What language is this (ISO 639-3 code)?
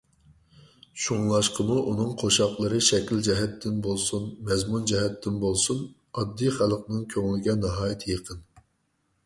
uig